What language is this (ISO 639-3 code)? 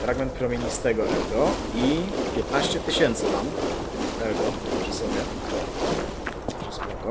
pol